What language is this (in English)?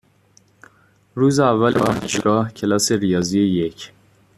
Persian